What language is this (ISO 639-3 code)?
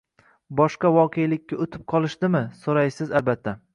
uzb